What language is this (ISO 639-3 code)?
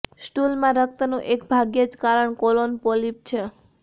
guj